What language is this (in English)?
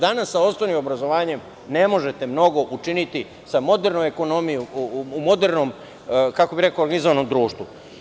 Serbian